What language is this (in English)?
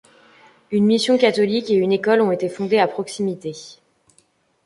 French